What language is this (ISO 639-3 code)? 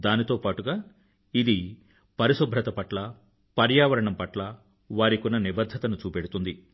tel